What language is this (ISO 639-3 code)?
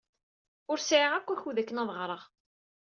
kab